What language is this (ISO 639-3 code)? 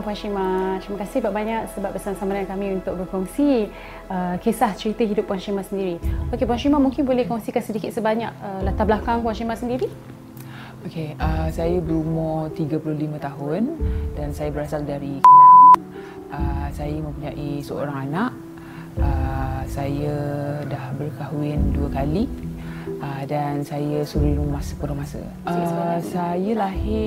msa